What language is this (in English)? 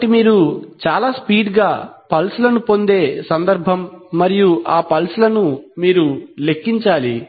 Telugu